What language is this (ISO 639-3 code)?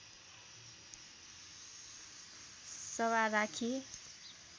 nep